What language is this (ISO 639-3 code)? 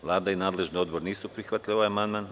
srp